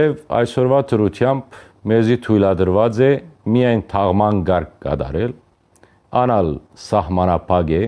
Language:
Armenian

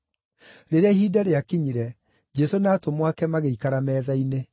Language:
Kikuyu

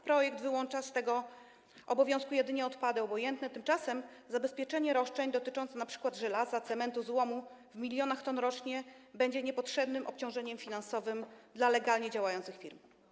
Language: Polish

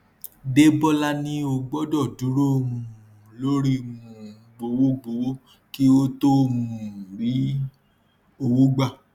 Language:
Yoruba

